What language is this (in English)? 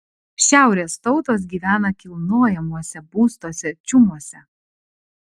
Lithuanian